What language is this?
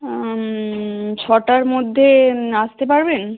Bangla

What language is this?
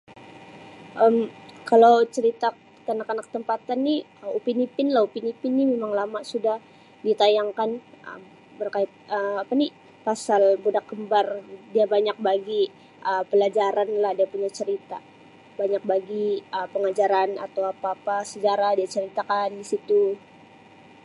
Sabah Malay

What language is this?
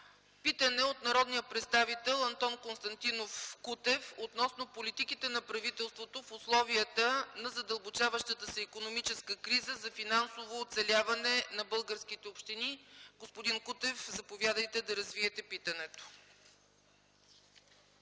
Bulgarian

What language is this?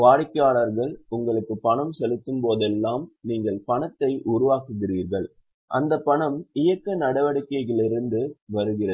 Tamil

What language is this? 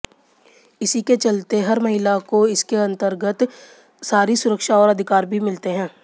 Hindi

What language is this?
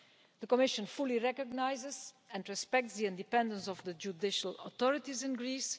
English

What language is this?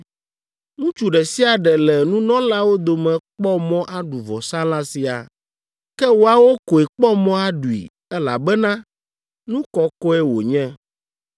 Ewe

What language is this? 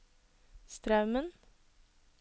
Norwegian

